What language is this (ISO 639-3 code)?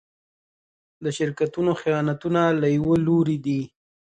pus